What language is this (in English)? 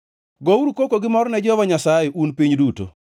Luo (Kenya and Tanzania)